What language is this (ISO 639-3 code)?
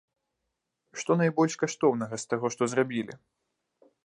bel